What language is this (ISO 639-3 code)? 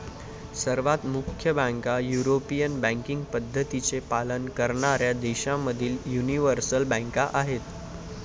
mar